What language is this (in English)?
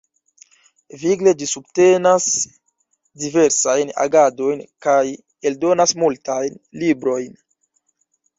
Esperanto